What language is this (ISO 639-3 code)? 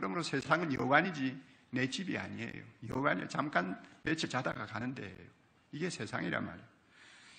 kor